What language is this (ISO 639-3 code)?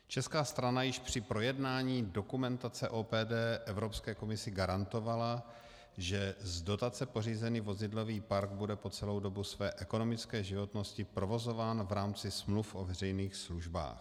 ces